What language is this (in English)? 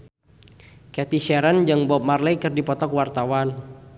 Sundanese